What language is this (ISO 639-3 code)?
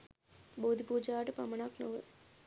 sin